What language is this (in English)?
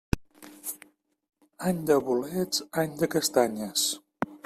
Catalan